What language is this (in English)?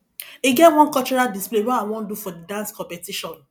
Nigerian Pidgin